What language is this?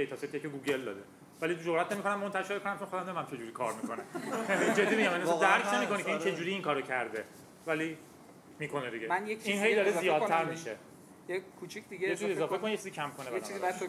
Persian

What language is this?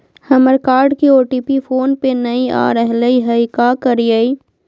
Magahi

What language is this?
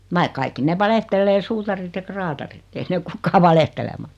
Finnish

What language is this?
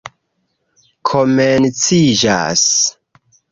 Esperanto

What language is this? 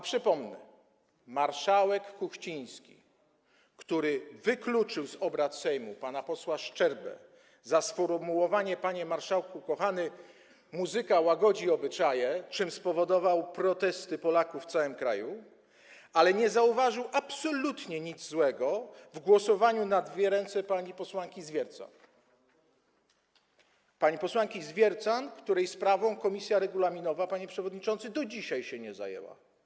Polish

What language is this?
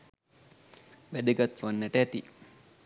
Sinhala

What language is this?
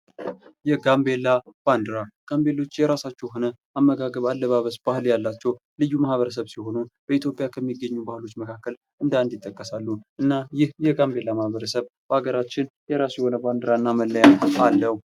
Amharic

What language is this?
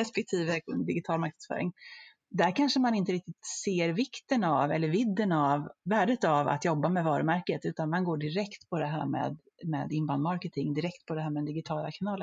Swedish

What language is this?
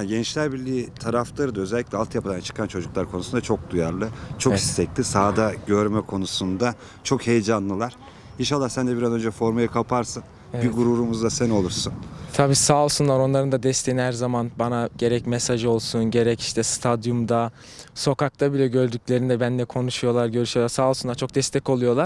Turkish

